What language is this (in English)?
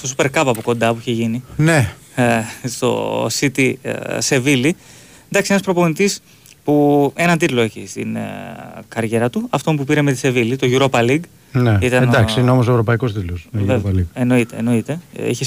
Greek